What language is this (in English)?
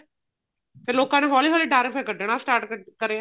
Punjabi